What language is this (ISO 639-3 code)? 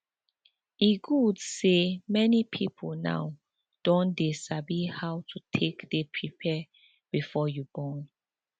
pcm